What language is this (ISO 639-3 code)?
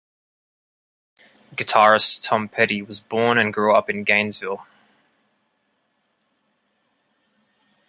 eng